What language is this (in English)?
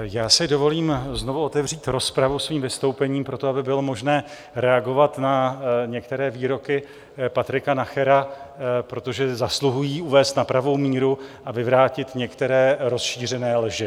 Czech